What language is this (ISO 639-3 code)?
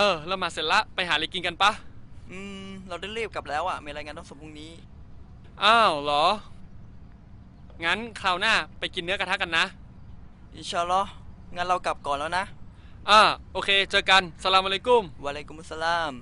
tha